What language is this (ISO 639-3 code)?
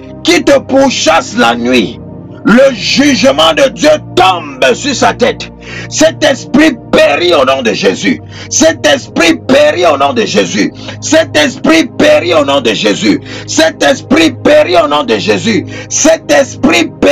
fra